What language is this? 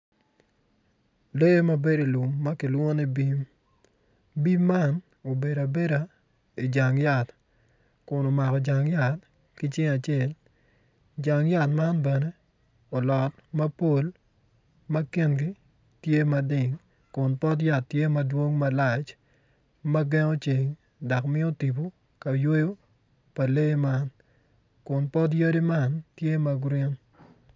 Acoli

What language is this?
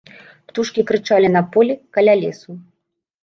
Belarusian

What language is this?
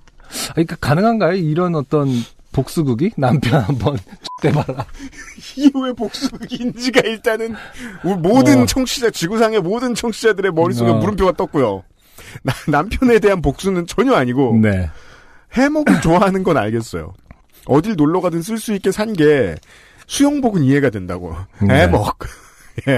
Korean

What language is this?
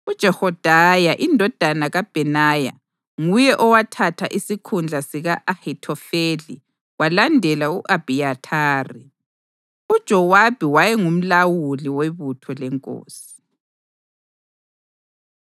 North Ndebele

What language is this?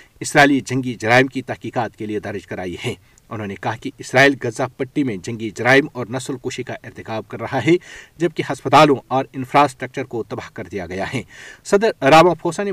Urdu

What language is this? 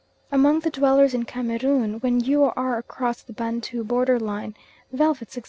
English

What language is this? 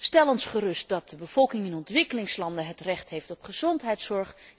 Dutch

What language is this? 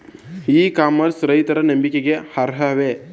Kannada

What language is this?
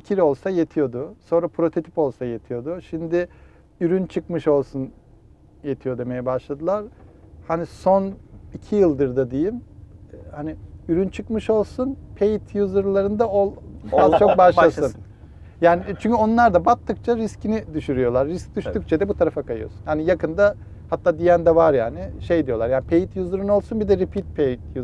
Turkish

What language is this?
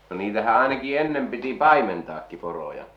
Finnish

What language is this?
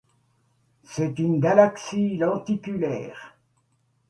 French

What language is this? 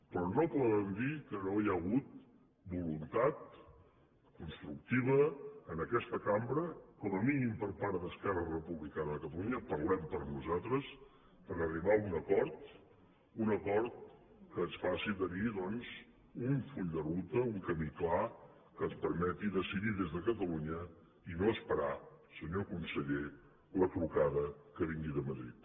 Catalan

